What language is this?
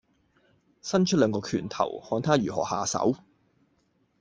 Cantonese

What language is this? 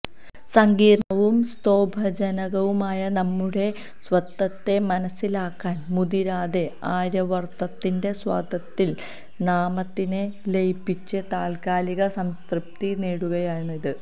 Malayalam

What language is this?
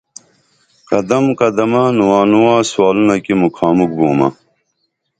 Dameli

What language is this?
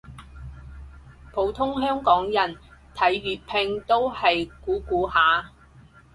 Cantonese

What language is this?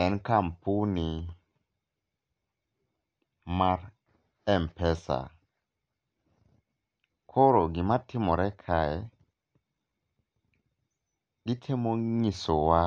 Luo (Kenya and Tanzania)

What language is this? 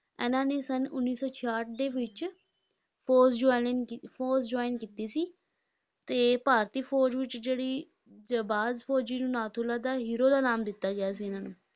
Punjabi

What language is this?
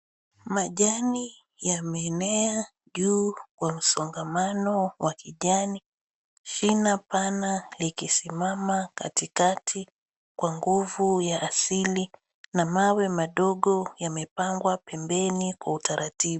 Swahili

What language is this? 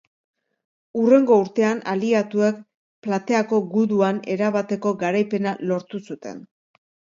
Basque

